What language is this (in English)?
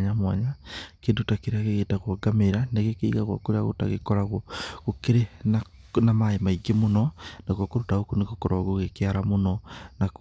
Kikuyu